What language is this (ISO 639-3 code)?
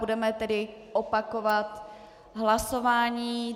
ces